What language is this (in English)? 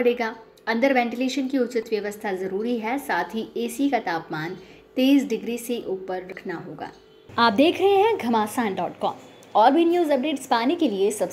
Hindi